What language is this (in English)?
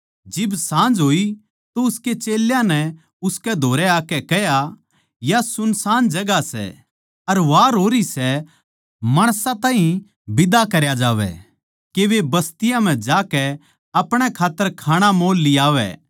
Haryanvi